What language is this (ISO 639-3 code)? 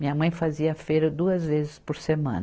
por